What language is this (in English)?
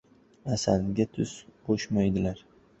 Uzbek